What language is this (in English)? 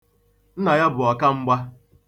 Igbo